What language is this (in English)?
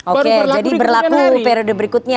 Indonesian